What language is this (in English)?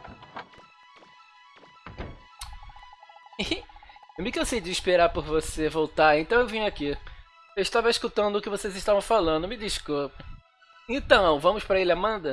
Portuguese